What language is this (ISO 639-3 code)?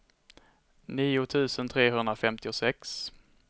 swe